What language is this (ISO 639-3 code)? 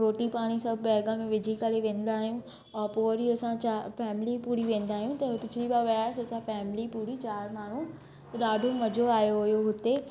snd